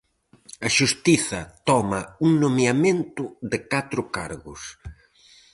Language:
Galician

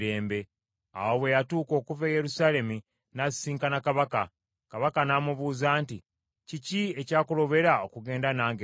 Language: Ganda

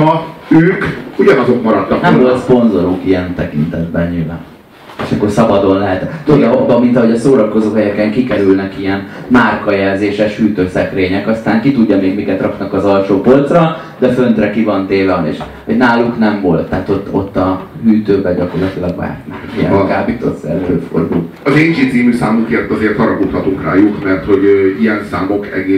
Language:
Hungarian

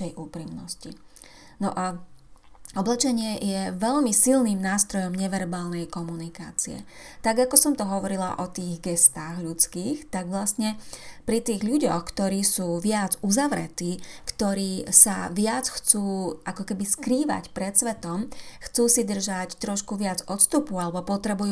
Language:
Slovak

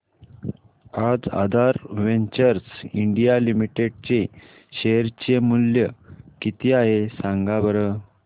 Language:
Marathi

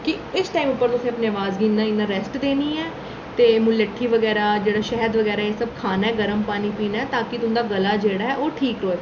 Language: Dogri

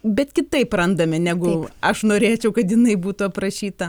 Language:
Lithuanian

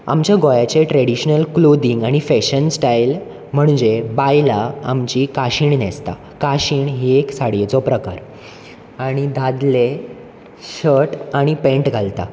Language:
Konkani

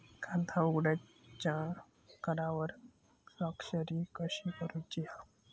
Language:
Marathi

